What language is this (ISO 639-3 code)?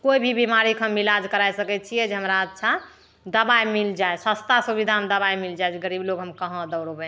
mai